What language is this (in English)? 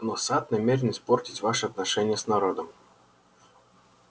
Russian